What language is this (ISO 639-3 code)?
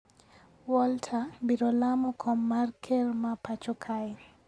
luo